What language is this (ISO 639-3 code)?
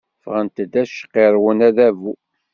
kab